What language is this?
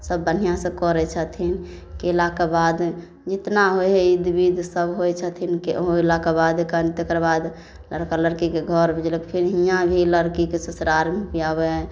Maithili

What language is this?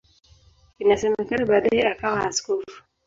Swahili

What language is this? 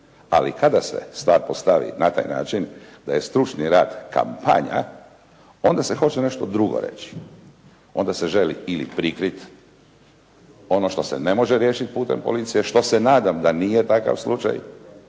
Croatian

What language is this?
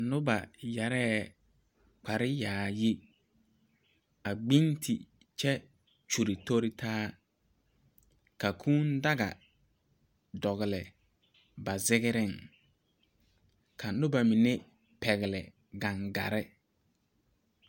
Southern Dagaare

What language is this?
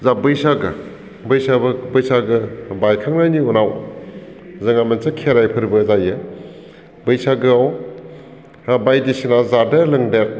Bodo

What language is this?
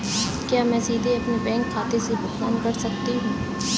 Hindi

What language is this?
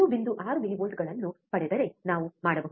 Kannada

